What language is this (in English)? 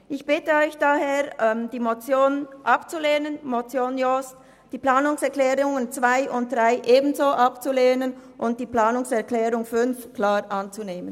Swiss German